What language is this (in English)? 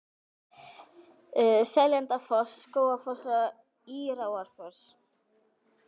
Icelandic